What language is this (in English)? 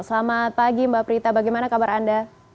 Indonesian